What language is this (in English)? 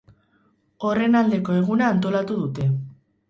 Basque